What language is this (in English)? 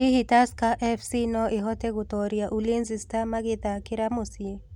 Kikuyu